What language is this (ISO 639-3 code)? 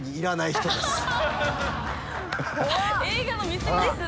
jpn